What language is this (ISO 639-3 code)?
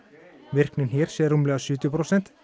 isl